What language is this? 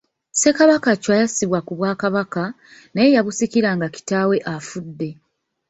Ganda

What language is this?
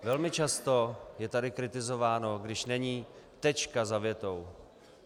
Czech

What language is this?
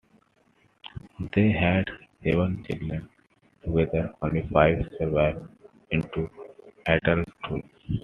English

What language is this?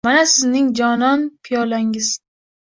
Uzbek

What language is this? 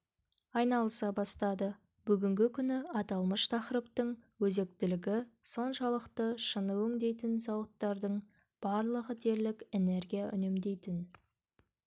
Kazakh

